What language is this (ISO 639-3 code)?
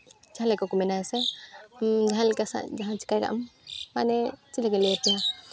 sat